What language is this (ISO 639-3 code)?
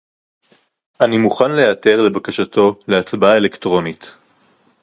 heb